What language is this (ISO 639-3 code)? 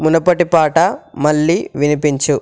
tel